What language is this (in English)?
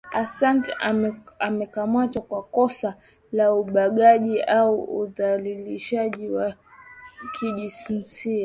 Swahili